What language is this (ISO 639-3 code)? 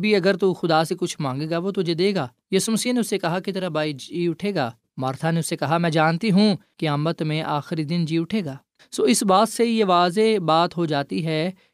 urd